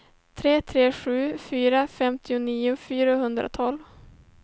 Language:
Swedish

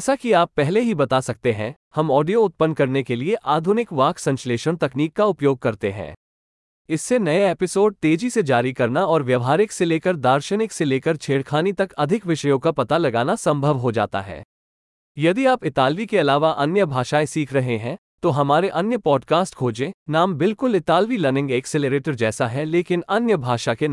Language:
Hindi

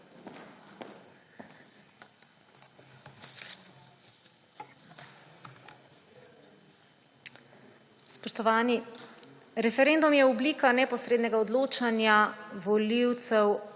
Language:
Slovenian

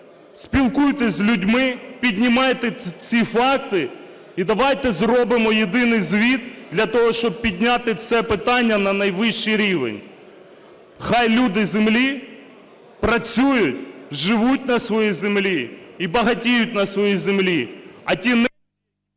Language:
Ukrainian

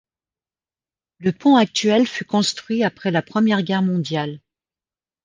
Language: French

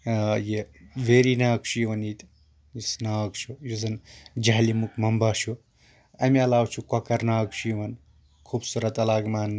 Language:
Kashmiri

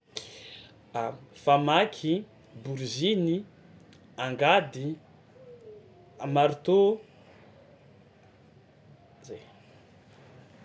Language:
Tsimihety Malagasy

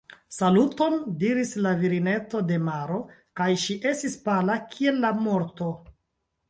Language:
Esperanto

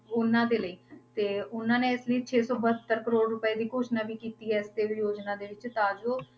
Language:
Punjabi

